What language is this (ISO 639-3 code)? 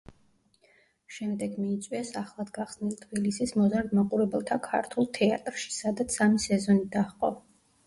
kat